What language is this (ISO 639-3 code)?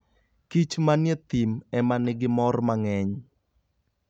luo